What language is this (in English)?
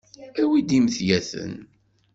Kabyle